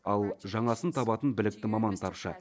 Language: Kazakh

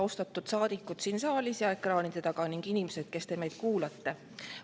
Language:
Estonian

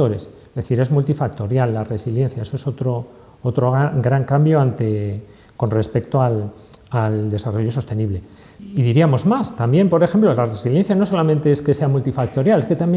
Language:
Spanish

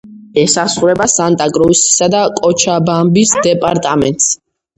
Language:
Georgian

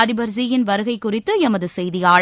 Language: Tamil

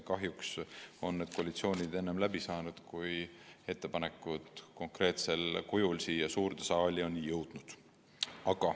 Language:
Estonian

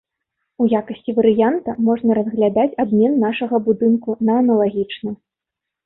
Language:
Belarusian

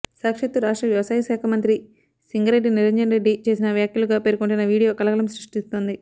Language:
Telugu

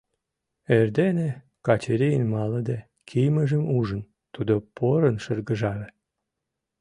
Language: Mari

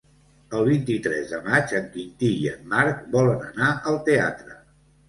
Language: Catalan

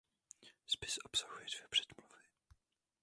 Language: Czech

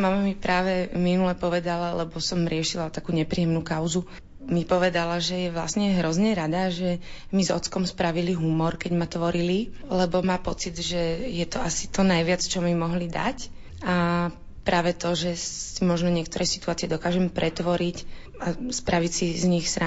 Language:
Slovak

